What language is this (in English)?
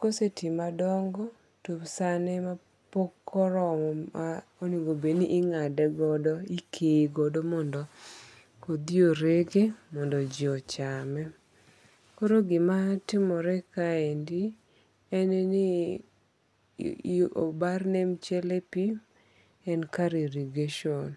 Luo (Kenya and Tanzania)